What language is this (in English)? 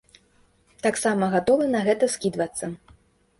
Belarusian